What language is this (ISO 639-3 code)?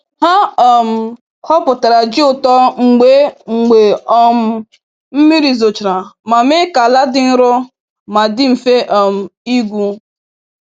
ibo